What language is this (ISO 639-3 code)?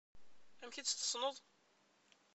kab